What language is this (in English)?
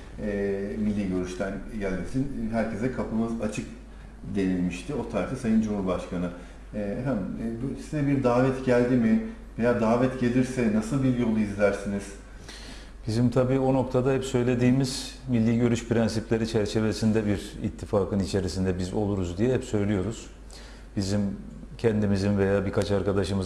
Turkish